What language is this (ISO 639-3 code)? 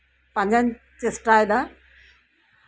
sat